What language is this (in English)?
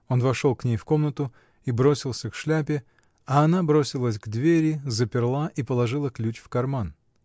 Russian